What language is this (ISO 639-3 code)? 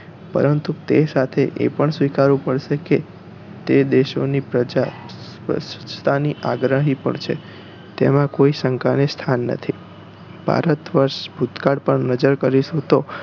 guj